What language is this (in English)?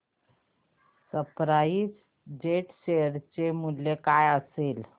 Marathi